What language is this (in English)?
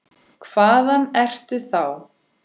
Icelandic